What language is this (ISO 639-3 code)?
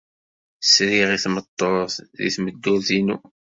kab